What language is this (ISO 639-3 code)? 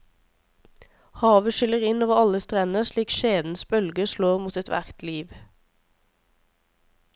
nor